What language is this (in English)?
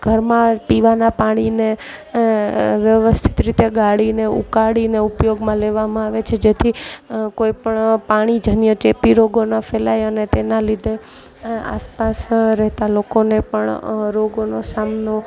Gujarati